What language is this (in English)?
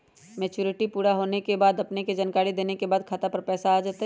Magahi